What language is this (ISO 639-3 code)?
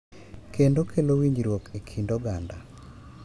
luo